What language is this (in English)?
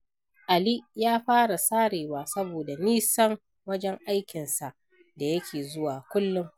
Hausa